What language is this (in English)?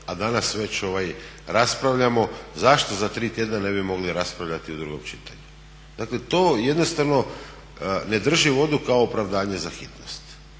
Croatian